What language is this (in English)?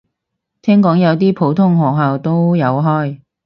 Cantonese